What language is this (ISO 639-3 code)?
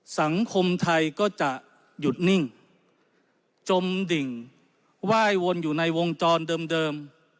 tha